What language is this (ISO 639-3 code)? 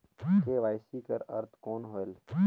hne